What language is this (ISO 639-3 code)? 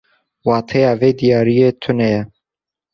kur